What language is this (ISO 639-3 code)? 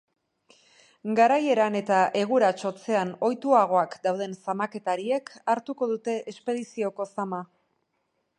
eus